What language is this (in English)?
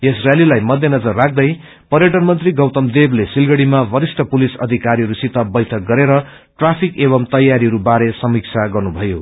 Nepali